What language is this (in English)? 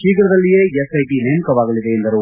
Kannada